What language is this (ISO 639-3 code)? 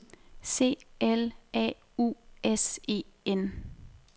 dan